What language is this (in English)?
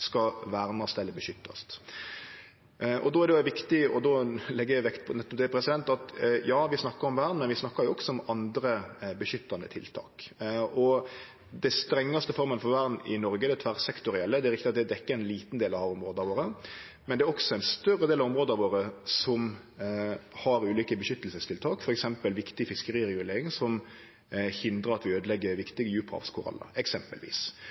Norwegian Nynorsk